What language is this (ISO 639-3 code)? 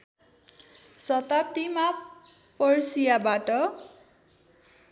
nep